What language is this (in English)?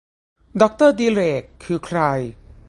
Thai